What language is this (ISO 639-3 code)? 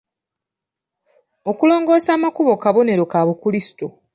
lug